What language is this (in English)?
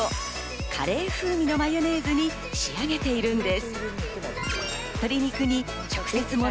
Japanese